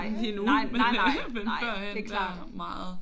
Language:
Danish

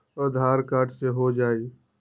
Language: Magahi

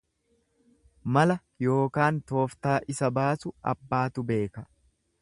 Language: Oromo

